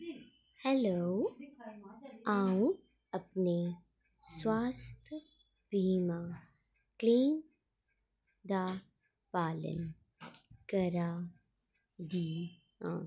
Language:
Dogri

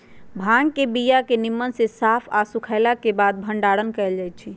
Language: Magahi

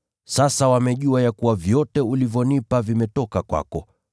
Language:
Swahili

